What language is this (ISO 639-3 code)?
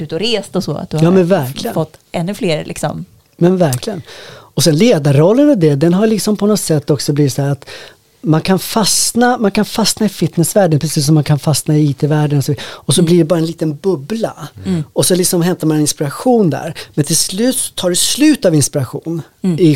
swe